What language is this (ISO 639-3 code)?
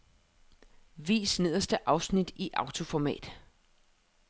dan